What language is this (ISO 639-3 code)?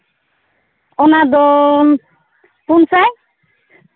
sat